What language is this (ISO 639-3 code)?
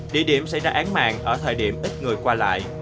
vie